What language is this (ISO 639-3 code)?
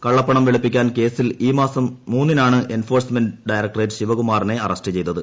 mal